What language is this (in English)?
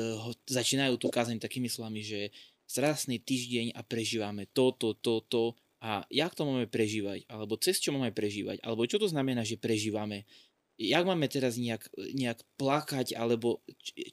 Slovak